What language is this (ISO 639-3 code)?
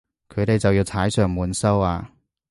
yue